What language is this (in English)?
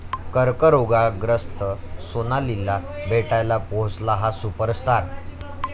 Marathi